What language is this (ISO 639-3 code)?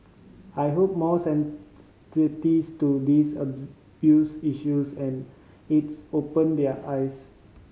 eng